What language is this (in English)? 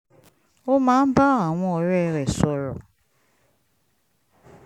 Yoruba